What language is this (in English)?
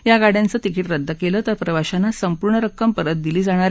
Marathi